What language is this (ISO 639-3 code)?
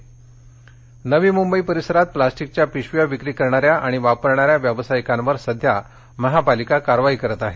mar